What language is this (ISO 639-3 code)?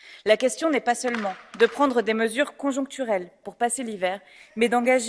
fra